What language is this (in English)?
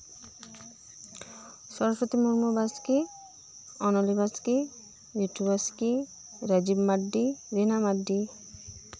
Santali